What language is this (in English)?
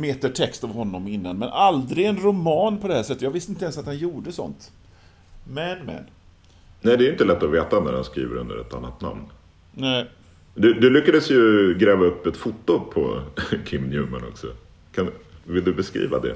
Swedish